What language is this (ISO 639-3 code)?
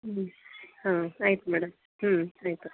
kan